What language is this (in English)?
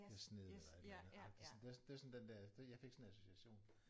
Danish